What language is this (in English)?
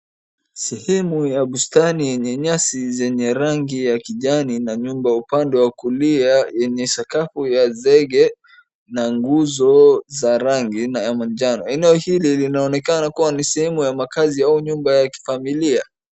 Swahili